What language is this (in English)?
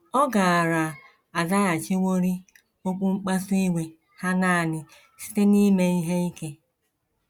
Igbo